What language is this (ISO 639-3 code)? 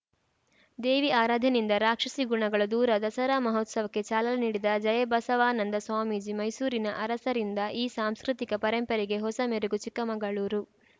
kan